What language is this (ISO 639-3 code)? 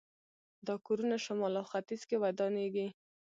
pus